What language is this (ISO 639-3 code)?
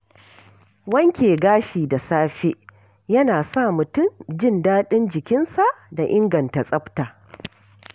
hau